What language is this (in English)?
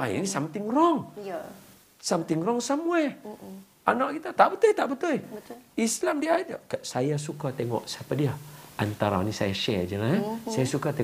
Malay